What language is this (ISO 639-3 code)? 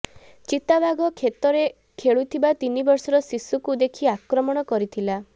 ori